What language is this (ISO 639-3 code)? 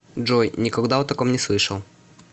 rus